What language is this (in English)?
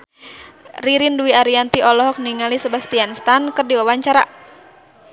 Sundanese